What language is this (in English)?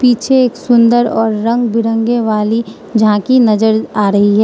Hindi